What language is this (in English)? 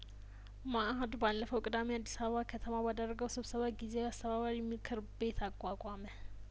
Amharic